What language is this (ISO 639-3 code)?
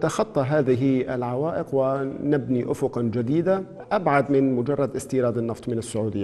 ara